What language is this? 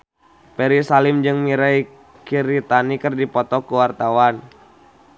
Sundanese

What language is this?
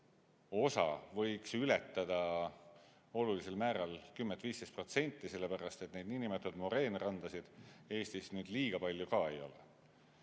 Estonian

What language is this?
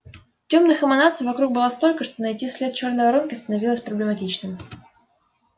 Russian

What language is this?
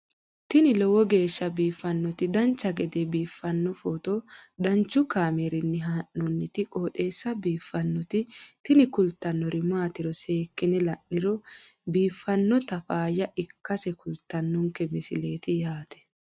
Sidamo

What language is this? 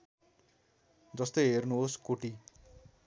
Nepali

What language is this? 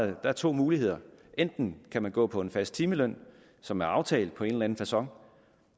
Danish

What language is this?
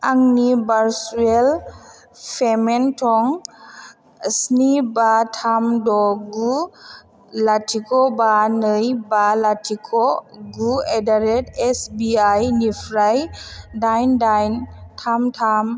Bodo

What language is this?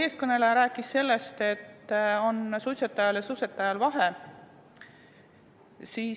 Estonian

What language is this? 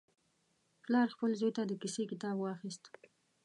Pashto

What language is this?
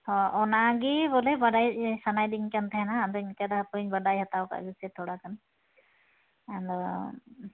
Santali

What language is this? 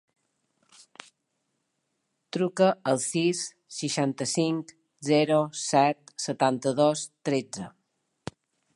Catalan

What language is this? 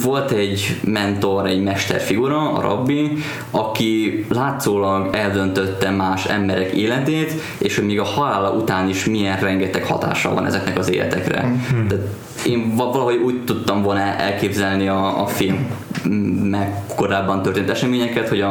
Hungarian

